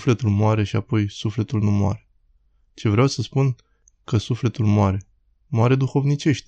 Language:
Romanian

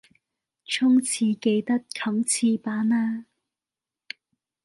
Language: Cantonese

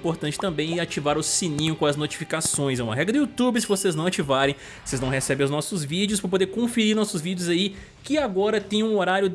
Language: Portuguese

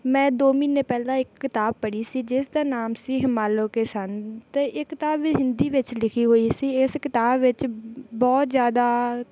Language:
Punjabi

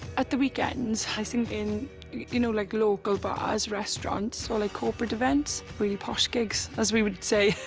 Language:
English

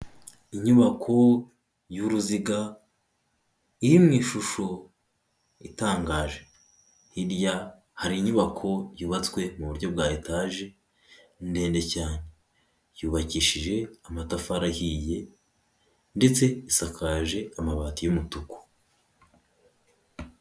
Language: Kinyarwanda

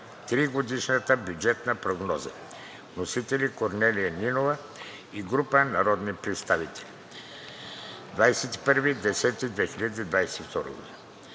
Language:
Bulgarian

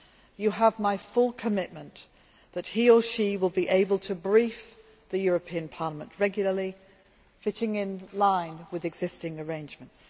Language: English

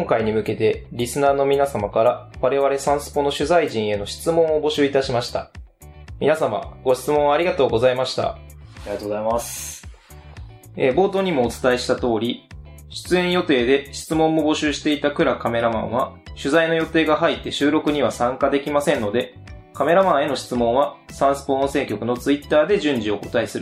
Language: Japanese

